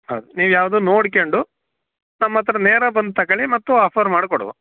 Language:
Kannada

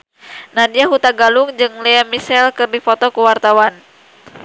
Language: Sundanese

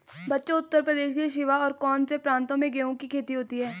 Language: Hindi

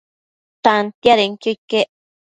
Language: Matsés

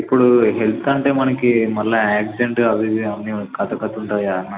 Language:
Telugu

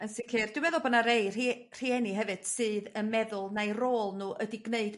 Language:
Welsh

